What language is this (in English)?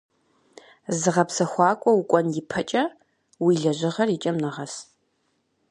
Kabardian